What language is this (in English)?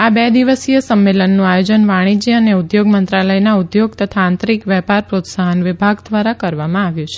Gujarati